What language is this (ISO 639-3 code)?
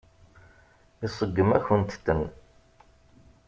kab